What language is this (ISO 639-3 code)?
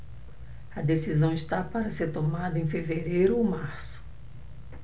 por